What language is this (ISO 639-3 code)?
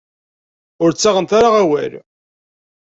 kab